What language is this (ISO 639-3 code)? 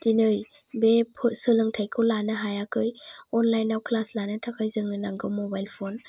brx